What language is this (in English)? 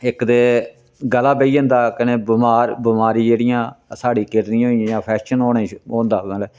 Dogri